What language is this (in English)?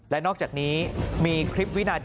Thai